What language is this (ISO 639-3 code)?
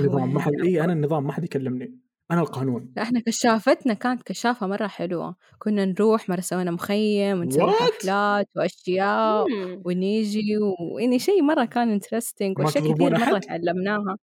ara